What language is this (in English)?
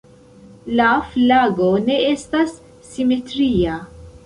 Esperanto